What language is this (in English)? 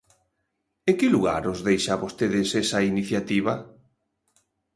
Galician